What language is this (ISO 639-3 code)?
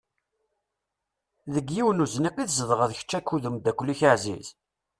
kab